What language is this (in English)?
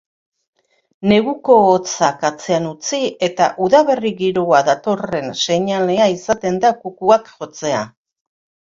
Basque